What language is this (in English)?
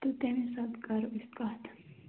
Kashmiri